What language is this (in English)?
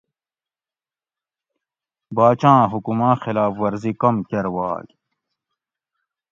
Gawri